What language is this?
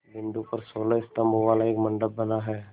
Hindi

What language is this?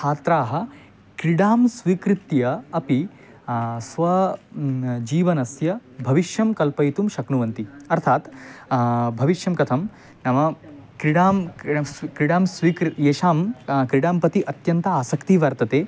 Sanskrit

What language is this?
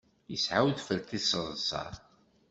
Kabyle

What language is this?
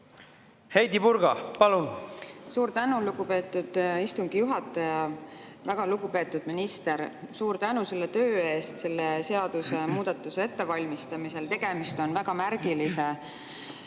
Estonian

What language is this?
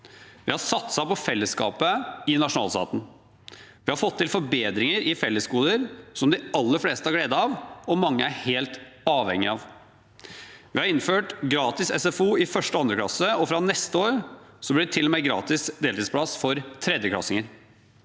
Norwegian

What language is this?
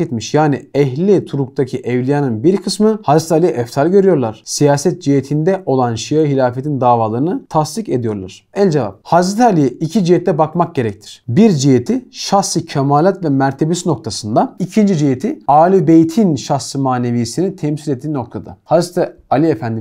Turkish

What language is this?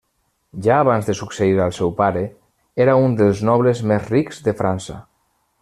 Catalan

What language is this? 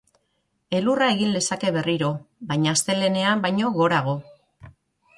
Basque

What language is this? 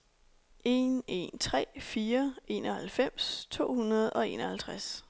Danish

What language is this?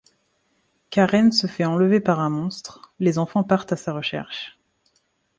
French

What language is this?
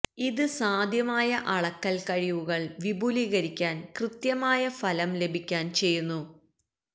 Malayalam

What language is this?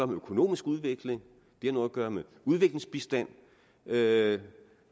Danish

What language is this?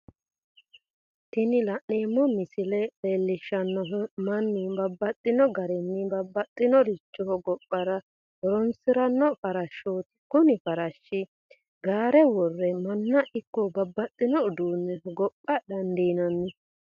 Sidamo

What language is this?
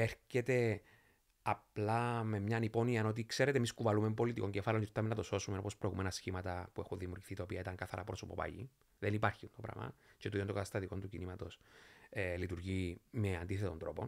Greek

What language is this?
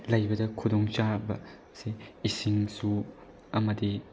Manipuri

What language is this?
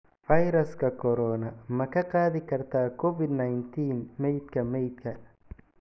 Somali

